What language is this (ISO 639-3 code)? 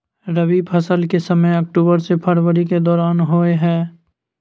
mai